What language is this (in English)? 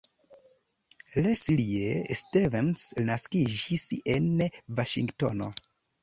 Esperanto